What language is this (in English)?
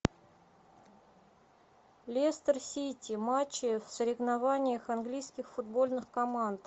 Russian